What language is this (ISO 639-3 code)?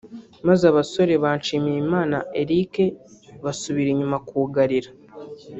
kin